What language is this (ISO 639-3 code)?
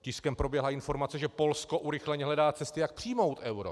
ces